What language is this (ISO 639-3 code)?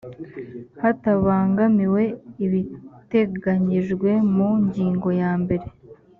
kin